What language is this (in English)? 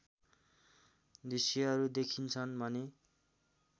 Nepali